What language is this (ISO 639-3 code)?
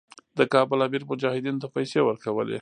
pus